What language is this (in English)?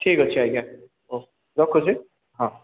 Odia